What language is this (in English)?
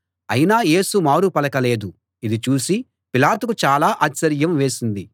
Telugu